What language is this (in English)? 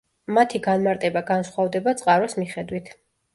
Georgian